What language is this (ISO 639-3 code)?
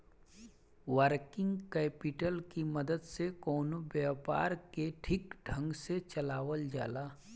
bho